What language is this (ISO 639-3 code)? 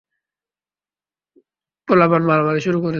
ben